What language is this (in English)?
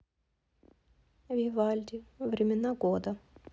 Russian